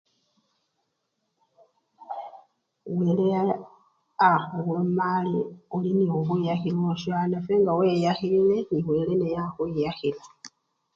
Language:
Luyia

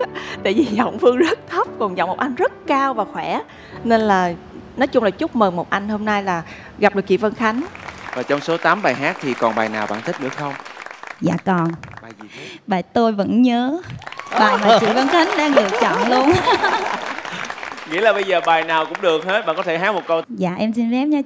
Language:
Vietnamese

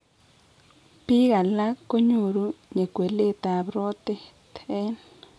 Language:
Kalenjin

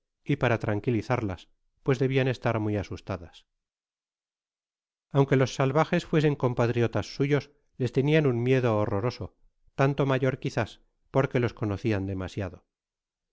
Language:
Spanish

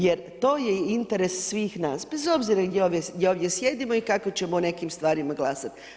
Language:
Croatian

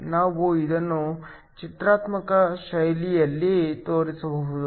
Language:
Kannada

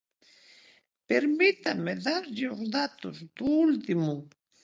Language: Galician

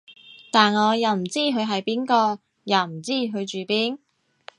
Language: Cantonese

